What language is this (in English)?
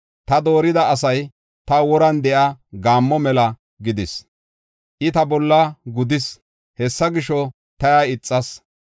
Gofa